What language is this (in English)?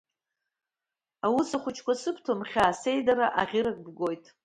Abkhazian